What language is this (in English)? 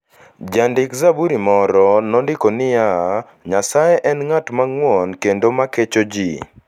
Luo (Kenya and Tanzania)